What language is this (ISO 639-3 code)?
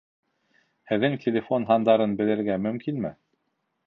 bak